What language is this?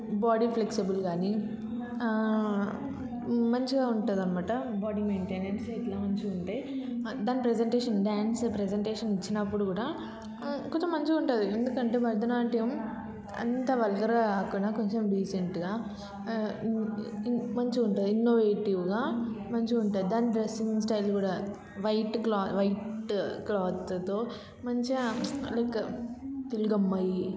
Telugu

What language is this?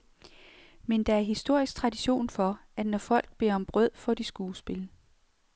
Danish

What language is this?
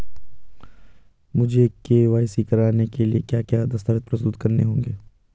Hindi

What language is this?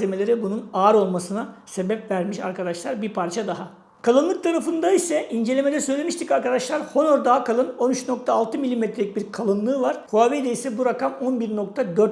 Turkish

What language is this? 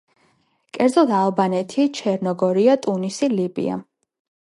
Georgian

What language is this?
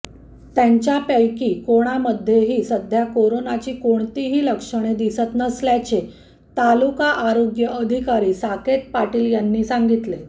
Marathi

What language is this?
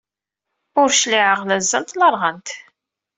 Kabyle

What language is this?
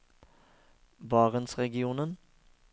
Norwegian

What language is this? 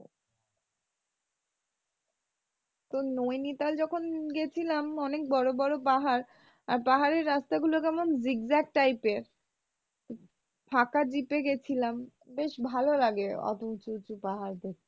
Bangla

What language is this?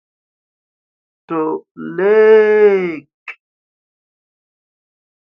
Igbo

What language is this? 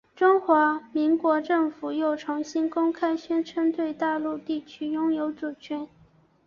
Chinese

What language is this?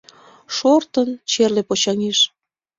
Mari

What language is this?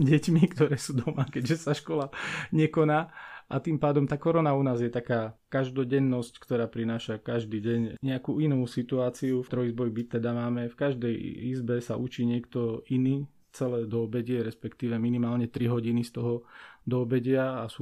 Slovak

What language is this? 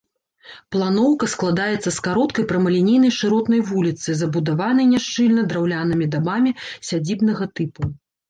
Belarusian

